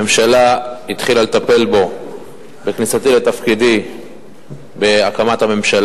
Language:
Hebrew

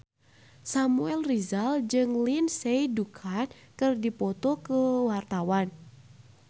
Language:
Sundanese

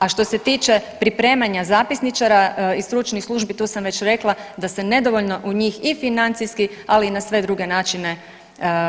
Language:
Croatian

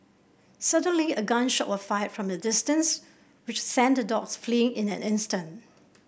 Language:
English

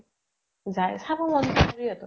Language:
Assamese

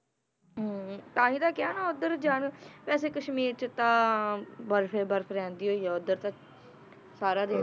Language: Punjabi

